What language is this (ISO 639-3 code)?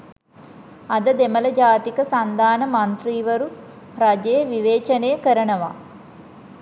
sin